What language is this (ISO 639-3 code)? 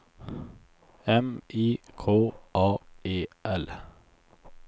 swe